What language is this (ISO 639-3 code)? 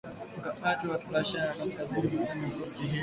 swa